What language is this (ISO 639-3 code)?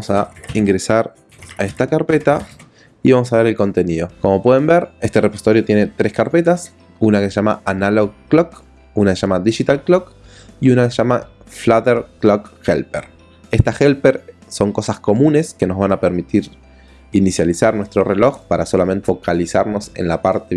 spa